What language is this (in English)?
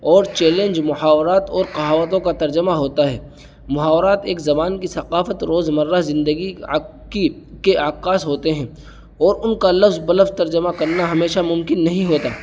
Urdu